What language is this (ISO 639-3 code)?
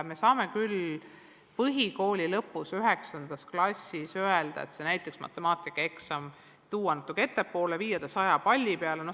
est